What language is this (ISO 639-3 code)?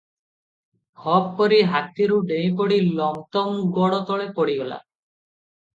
ori